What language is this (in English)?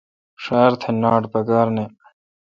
Kalkoti